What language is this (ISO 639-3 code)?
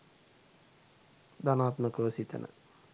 sin